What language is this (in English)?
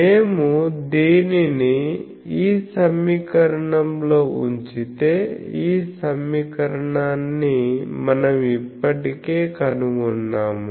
Telugu